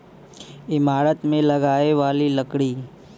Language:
Bhojpuri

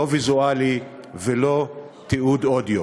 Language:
Hebrew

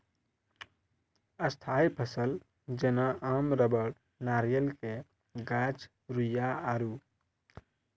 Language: Maithili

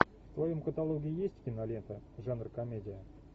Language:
Russian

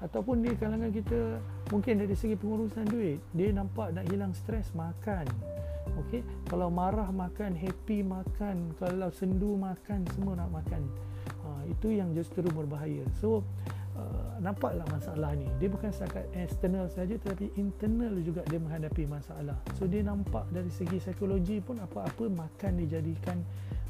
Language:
Malay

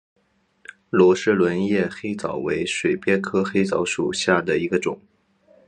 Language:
Chinese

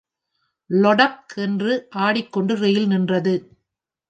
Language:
Tamil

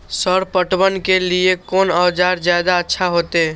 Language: Maithili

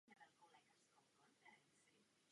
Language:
Czech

